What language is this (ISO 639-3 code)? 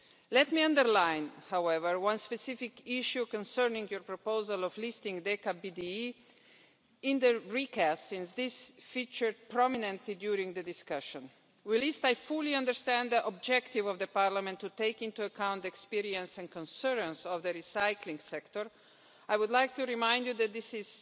eng